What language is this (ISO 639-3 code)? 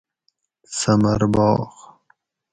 gwc